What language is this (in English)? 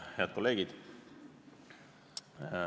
Estonian